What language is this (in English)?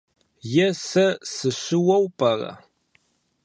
Kabardian